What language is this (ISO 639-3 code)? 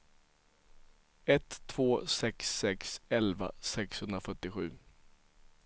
swe